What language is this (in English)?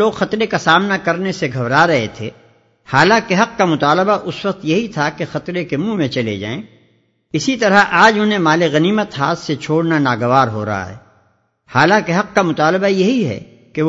Urdu